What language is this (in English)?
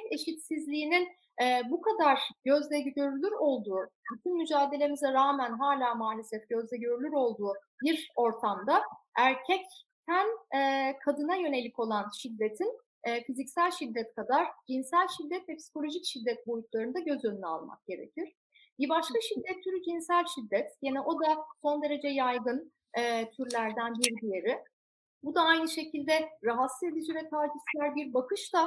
Turkish